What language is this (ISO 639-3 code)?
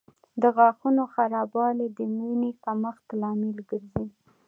pus